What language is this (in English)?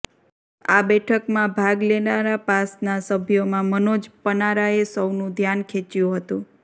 Gujarati